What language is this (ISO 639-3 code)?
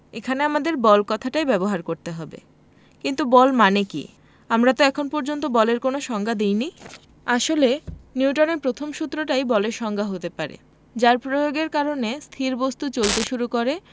ben